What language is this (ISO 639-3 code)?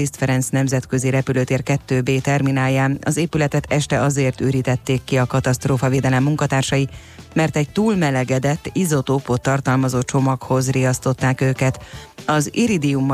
hun